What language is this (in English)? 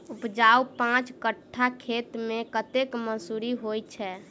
Maithili